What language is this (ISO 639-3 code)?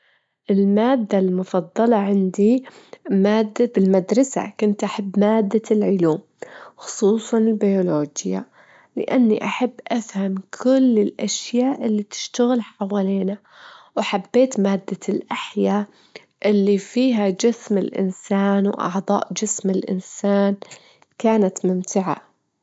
afb